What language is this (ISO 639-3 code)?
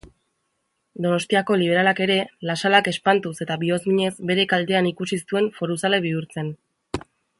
eus